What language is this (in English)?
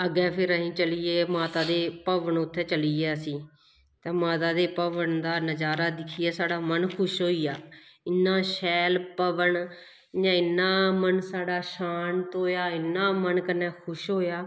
Dogri